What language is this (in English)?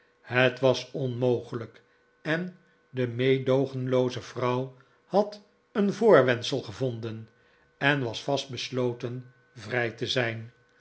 Dutch